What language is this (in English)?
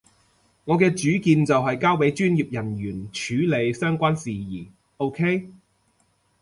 Cantonese